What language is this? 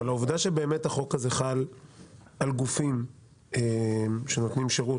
Hebrew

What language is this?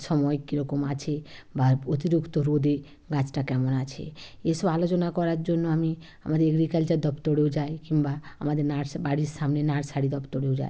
Bangla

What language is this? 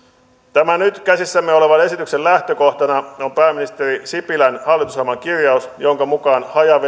Finnish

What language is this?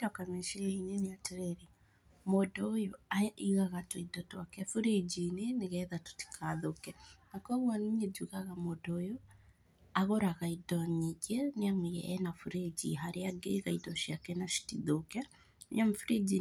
Kikuyu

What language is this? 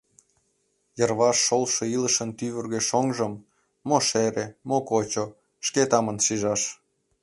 Mari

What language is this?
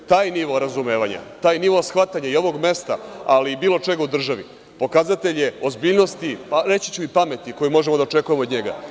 Serbian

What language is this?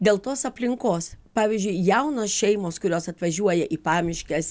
Lithuanian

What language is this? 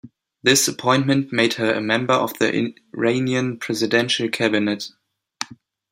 English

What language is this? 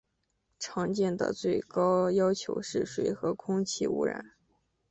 Chinese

